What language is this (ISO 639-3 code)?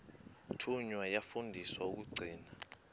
xho